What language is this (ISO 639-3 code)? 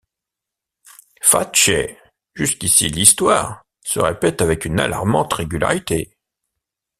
fra